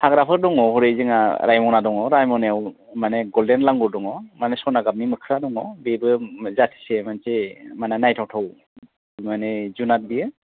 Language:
Bodo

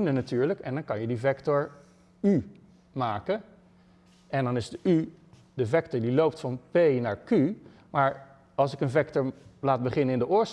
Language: Dutch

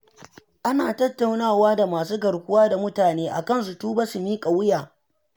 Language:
Hausa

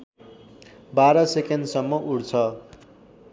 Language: Nepali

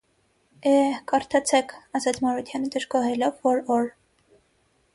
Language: Armenian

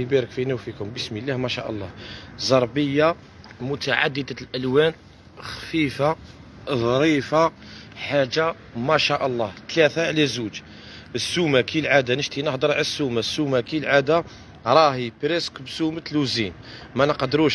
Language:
Arabic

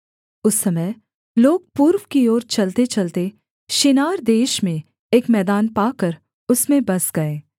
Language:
Hindi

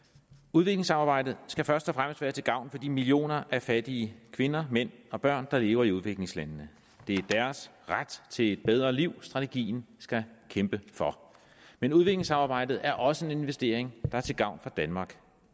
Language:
Danish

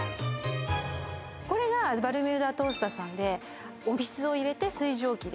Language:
Japanese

